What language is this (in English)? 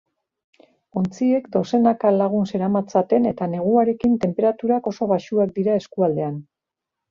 Basque